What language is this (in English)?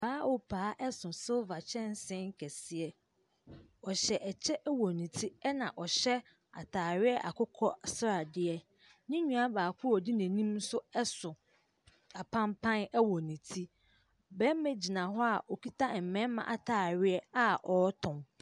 Akan